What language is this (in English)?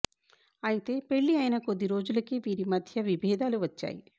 Telugu